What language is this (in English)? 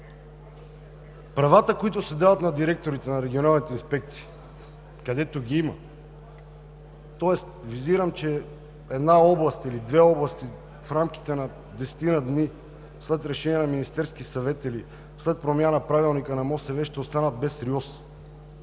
Bulgarian